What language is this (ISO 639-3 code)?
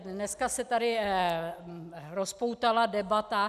ces